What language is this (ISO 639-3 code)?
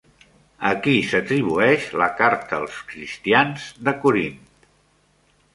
cat